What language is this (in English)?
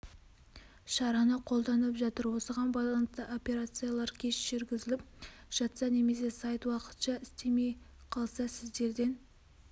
Kazakh